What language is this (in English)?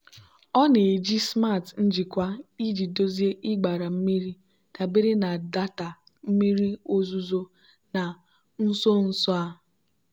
Igbo